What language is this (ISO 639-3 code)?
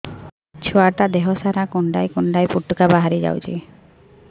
ori